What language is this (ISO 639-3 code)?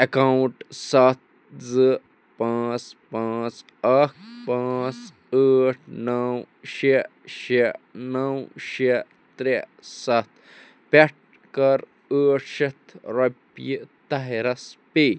kas